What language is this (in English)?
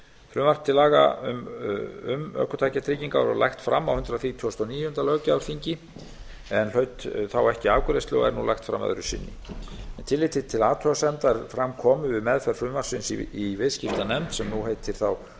Icelandic